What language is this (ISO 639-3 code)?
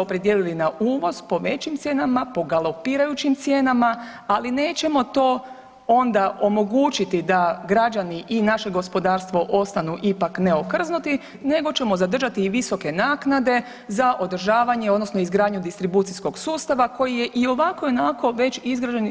hrv